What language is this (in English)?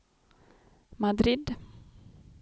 Swedish